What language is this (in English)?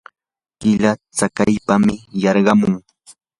Yanahuanca Pasco Quechua